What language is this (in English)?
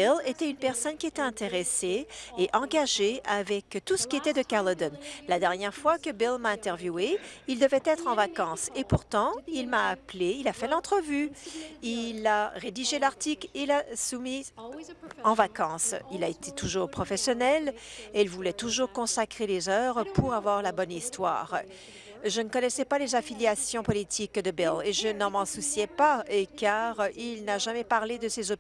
French